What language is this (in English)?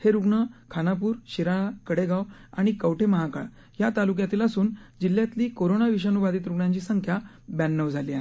Marathi